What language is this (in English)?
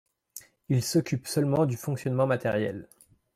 French